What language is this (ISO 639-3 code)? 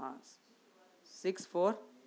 urd